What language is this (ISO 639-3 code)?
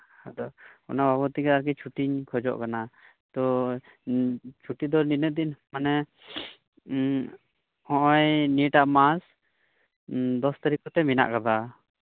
sat